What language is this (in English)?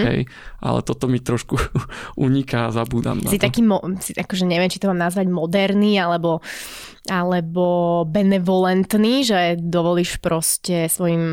Slovak